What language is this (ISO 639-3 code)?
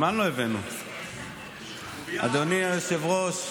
heb